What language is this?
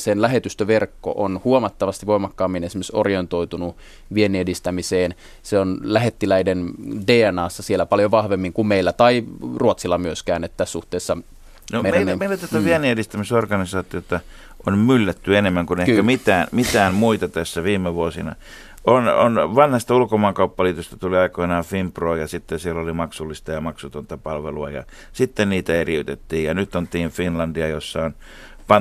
Finnish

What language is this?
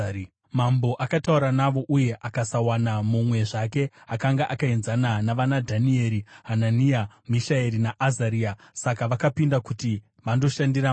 Shona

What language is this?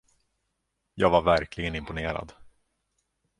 Swedish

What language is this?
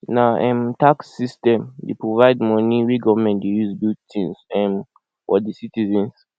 Nigerian Pidgin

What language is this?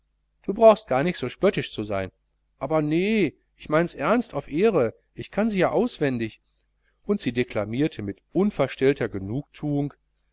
German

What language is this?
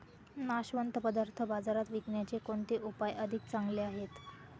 Marathi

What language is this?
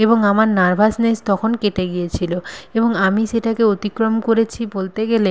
Bangla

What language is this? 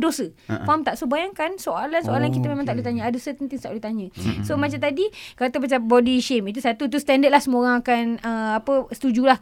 Malay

